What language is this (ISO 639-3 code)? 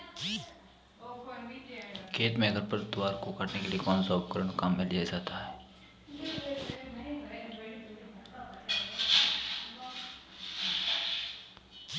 hin